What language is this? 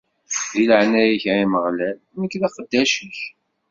Kabyle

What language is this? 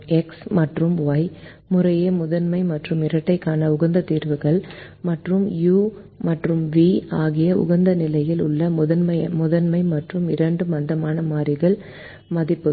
Tamil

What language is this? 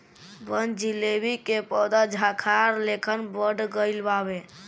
Bhojpuri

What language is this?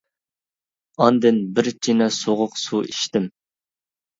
Uyghur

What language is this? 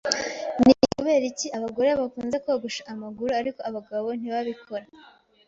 Kinyarwanda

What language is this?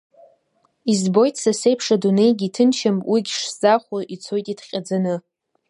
Abkhazian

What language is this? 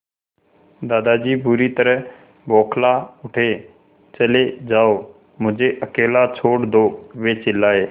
Hindi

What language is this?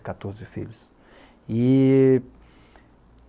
Portuguese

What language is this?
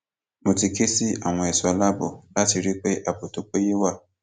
Yoruba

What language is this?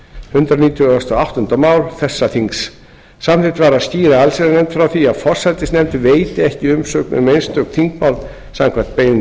Icelandic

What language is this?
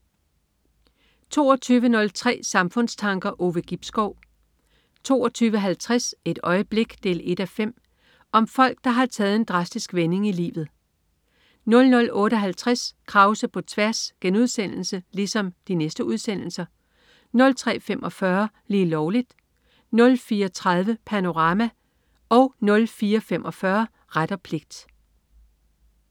Danish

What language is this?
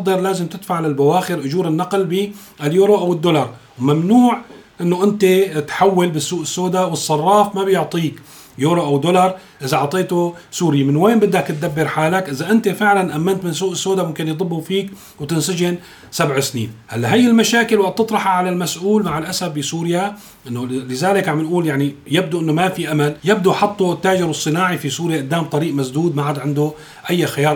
Arabic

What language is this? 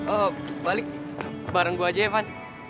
Indonesian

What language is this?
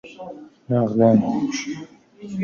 Persian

